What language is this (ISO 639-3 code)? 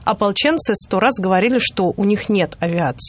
rus